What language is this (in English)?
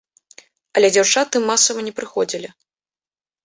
Belarusian